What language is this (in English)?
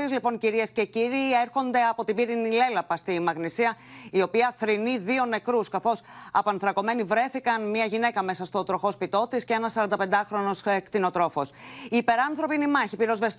Greek